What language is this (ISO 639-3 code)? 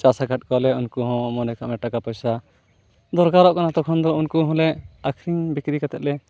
sat